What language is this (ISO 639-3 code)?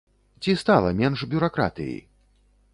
bel